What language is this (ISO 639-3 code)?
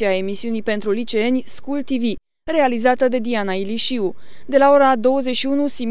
ron